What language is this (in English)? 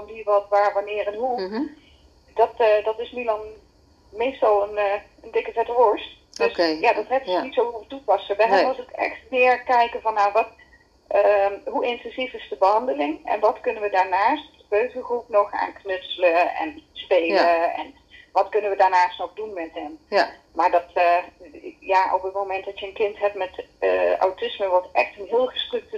Dutch